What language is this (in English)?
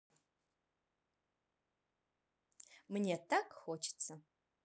Russian